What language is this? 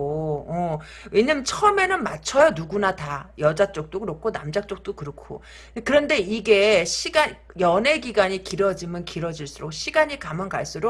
Korean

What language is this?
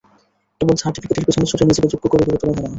Bangla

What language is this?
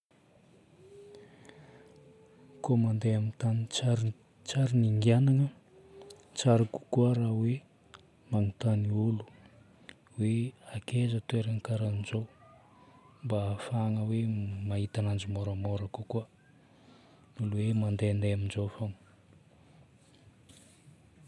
Northern Betsimisaraka Malagasy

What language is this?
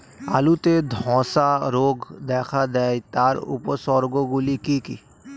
Bangla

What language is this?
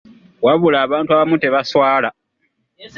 Ganda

